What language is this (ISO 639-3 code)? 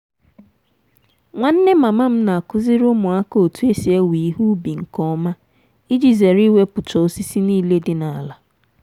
ibo